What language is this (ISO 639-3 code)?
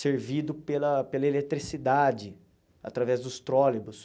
por